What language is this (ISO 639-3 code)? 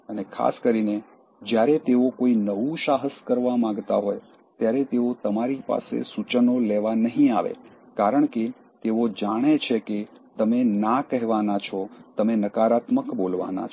guj